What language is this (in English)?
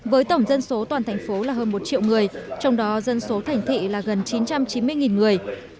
Vietnamese